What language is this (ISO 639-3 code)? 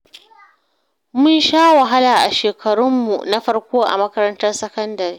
hau